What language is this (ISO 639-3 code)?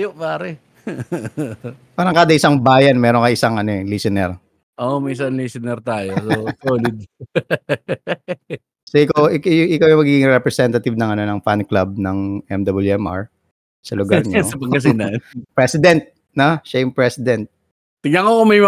fil